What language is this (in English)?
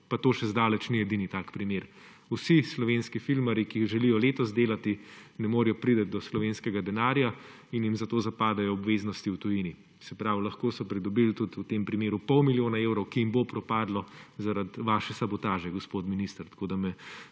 Slovenian